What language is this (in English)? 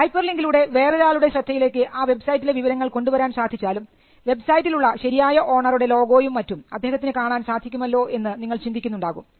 Malayalam